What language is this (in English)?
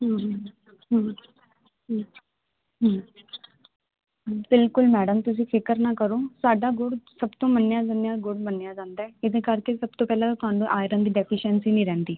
Punjabi